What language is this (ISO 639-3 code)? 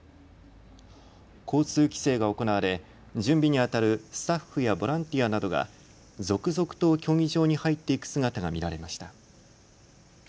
jpn